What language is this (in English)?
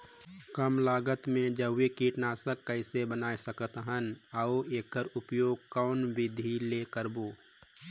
Chhattisgarhi